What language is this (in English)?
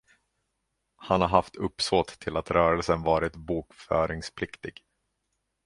Swedish